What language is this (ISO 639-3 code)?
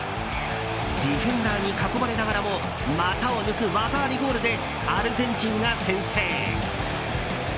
jpn